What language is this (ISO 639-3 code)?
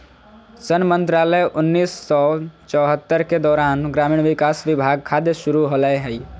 mag